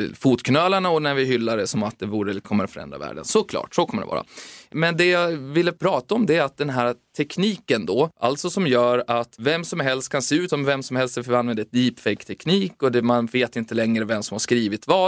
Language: Swedish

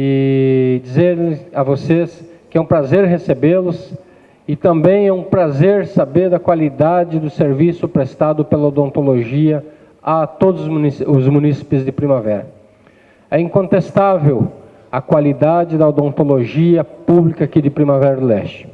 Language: Portuguese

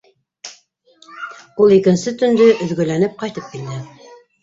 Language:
Bashkir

